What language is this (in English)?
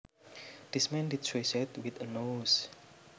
Javanese